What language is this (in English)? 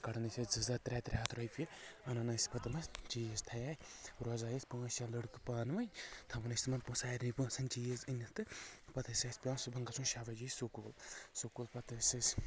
Kashmiri